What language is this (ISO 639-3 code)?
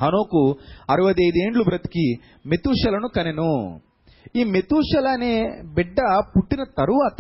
tel